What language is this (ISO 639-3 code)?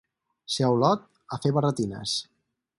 cat